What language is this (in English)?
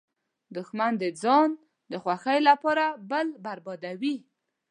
Pashto